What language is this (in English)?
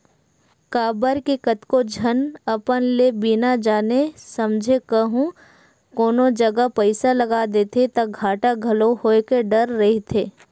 Chhattisgarhi